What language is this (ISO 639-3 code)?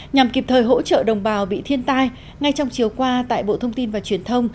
vie